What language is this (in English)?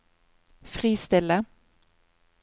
Norwegian